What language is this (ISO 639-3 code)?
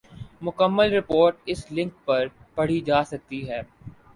urd